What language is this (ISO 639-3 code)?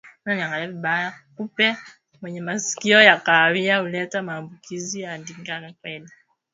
swa